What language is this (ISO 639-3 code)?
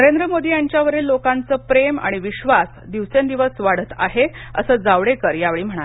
mar